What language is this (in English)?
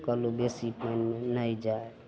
Maithili